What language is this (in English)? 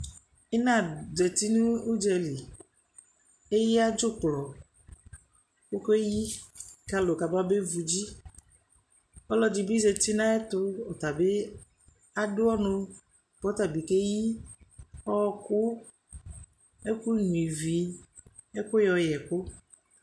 Ikposo